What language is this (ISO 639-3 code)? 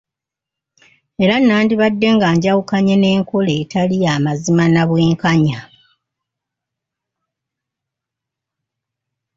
lug